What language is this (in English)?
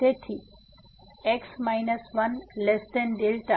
Gujarati